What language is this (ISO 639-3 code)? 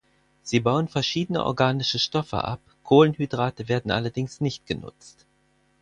deu